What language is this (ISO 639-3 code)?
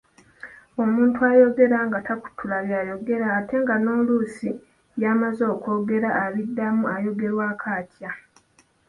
lug